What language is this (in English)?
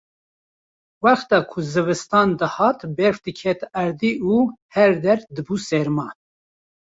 Kurdish